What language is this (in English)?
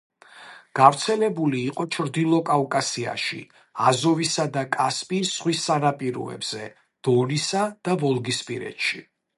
Georgian